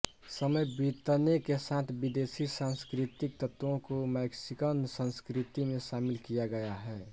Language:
Hindi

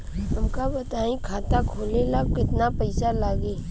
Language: Bhojpuri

